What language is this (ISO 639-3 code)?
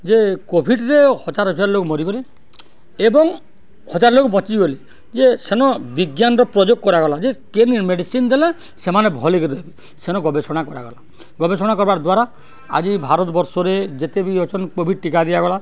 ori